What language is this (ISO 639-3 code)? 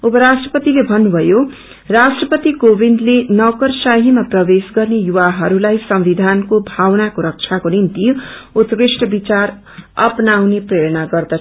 nep